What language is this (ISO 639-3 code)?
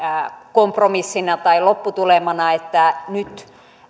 fin